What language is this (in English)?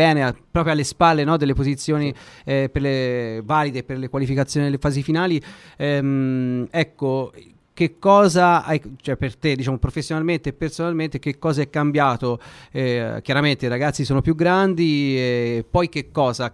Italian